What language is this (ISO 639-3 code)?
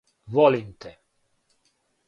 srp